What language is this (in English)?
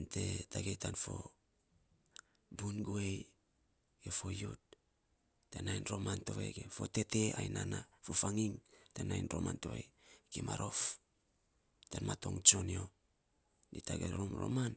Saposa